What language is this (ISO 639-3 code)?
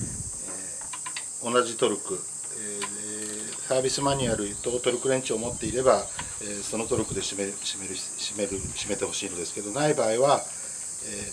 jpn